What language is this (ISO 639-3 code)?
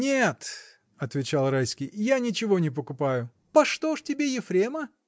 rus